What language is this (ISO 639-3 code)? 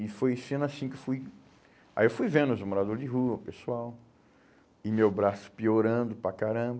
por